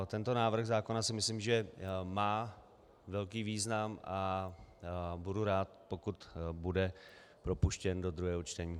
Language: Czech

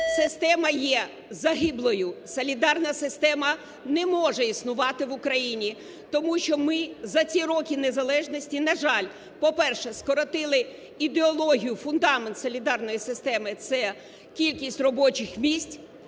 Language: Ukrainian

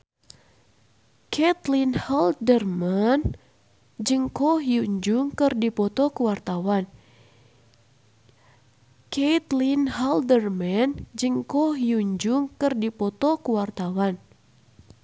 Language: Sundanese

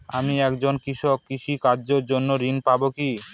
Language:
Bangla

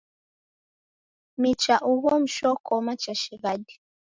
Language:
Taita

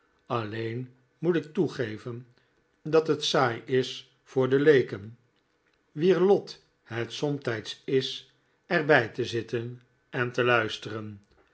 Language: Dutch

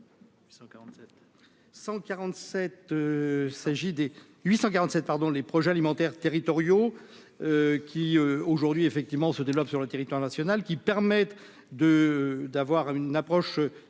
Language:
French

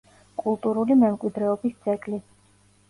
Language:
Georgian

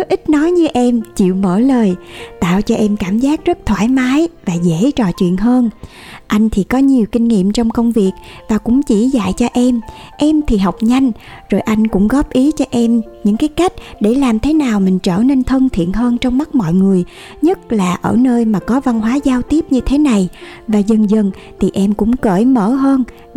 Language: Vietnamese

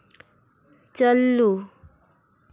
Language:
Santali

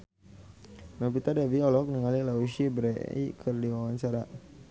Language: Sundanese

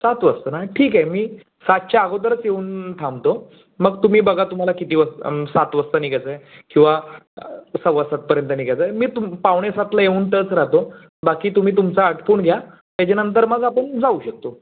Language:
Marathi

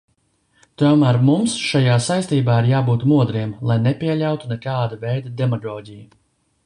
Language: Latvian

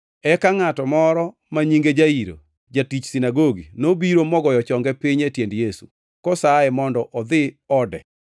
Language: Luo (Kenya and Tanzania)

